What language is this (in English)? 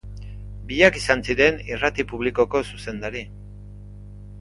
Basque